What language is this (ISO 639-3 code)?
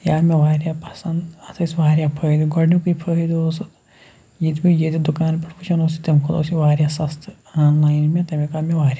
kas